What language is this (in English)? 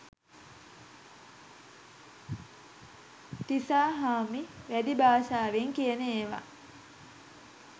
Sinhala